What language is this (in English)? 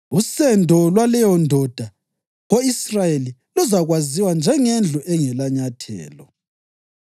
North Ndebele